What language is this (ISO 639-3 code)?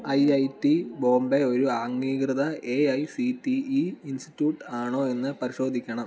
mal